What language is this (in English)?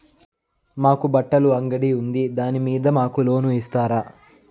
Telugu